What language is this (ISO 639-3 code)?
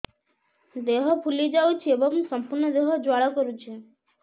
ori